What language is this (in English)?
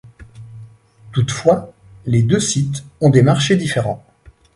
French